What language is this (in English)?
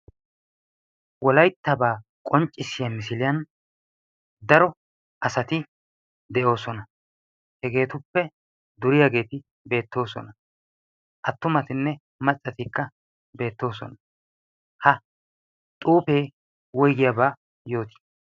Wolaytta